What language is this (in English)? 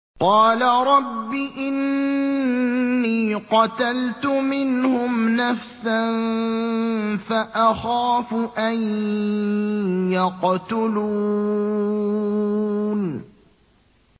Arabic